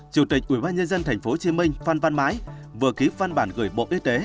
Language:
Vietnamese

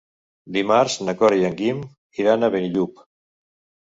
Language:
Catalan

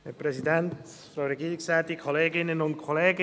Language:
Swiss German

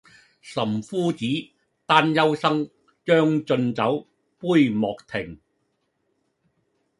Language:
Cantonese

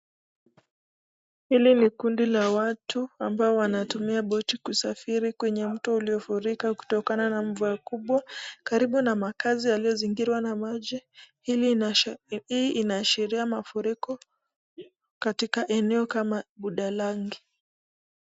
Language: Swahili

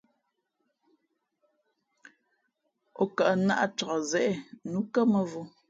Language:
Fe'fe'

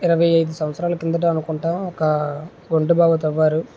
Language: Telugu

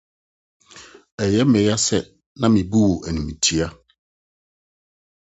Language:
Akan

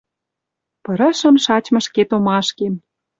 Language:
Western Mari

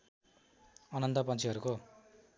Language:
Nepali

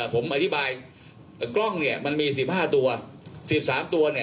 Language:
Thai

